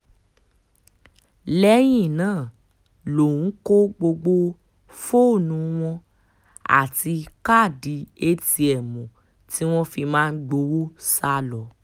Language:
Yoruba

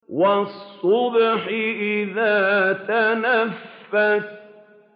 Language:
Arabic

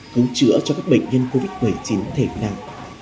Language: Vietnamese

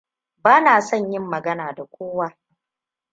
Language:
Hausa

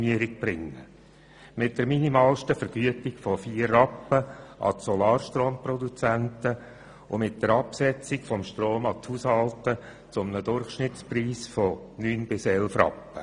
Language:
Swiss German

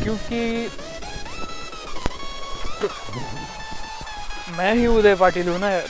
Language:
Marathi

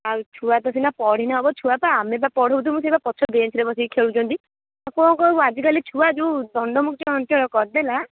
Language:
Odia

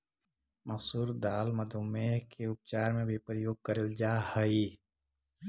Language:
Magahi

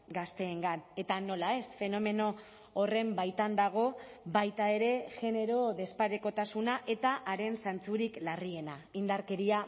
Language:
Basque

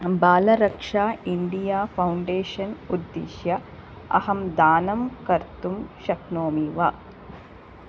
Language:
Sanskrit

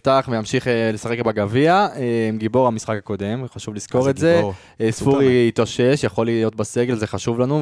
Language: Hebrew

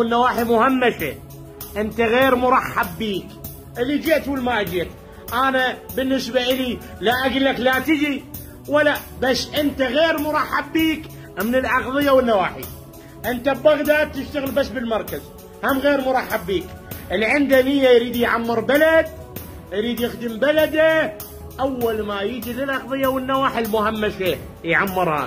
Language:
Arabic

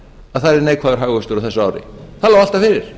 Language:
Icelandic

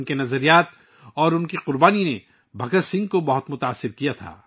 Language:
Urdu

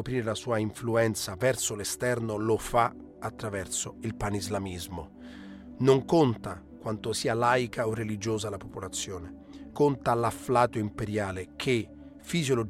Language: Italian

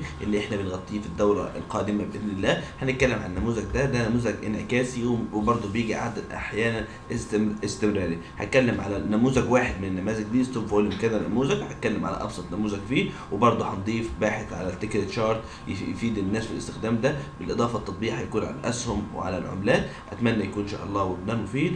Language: Arabic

